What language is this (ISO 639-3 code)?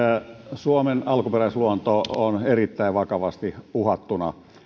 fin